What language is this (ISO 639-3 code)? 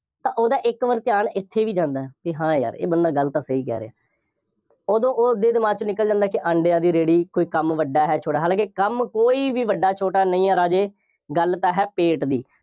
pan